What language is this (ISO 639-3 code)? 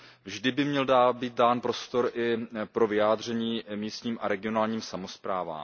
ces